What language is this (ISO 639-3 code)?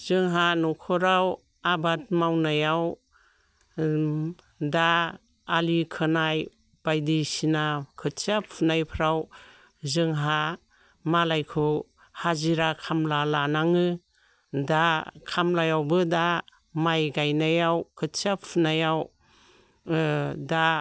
brx